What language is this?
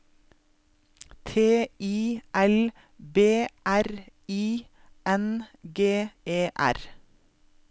Norwegian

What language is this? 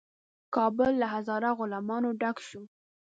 Pashto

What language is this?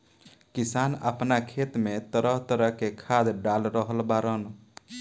Bhojpuri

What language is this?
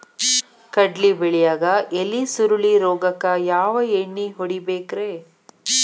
Kannada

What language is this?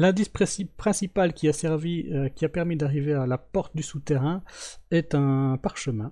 French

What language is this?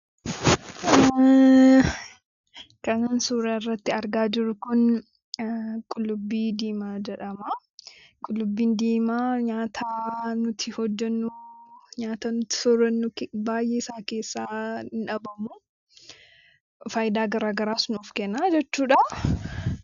Oromo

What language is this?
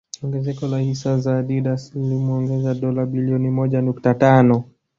Swahili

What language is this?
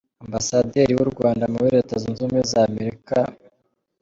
Kinyarwanda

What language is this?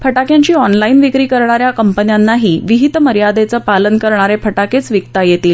Marathi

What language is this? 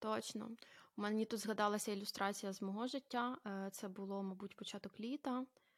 Ukrainian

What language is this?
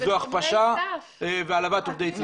Hebrew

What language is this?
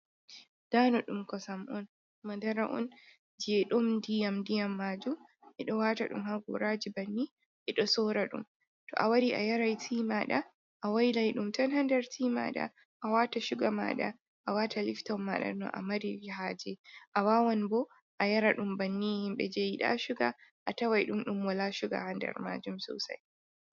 Fula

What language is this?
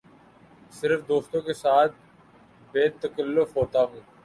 Urdu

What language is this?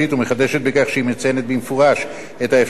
Hebrew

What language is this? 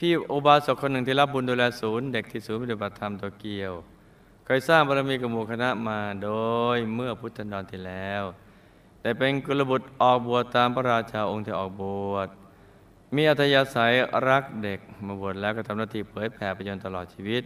Thai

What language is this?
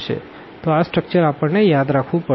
Gujarati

